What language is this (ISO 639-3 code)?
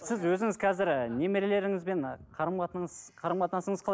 kaz